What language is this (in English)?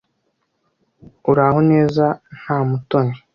Kinyarwanda